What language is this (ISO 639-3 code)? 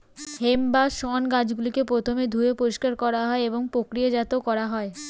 ben